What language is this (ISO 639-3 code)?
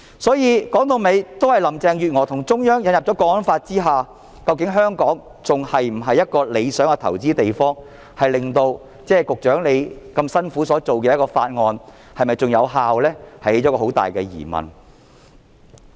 yue